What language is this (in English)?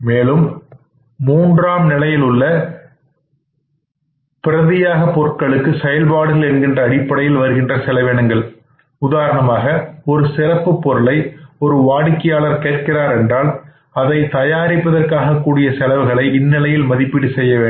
Tamil